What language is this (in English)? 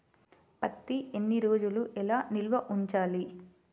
Telugu